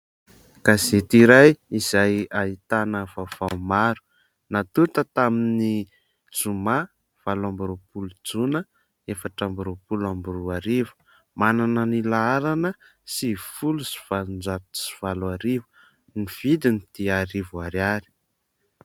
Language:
Malagasy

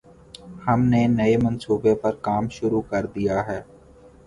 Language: Urdu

